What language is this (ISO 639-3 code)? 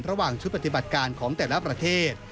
tha